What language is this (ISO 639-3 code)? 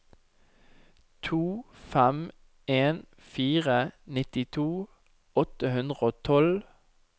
nor